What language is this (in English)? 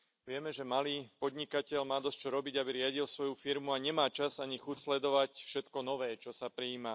Slovak